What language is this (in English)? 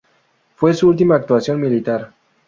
Spanish